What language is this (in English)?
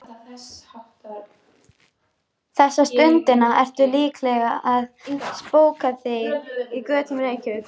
Icelandic